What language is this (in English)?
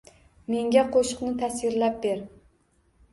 Uzbek